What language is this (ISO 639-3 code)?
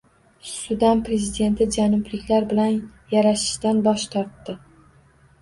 uzb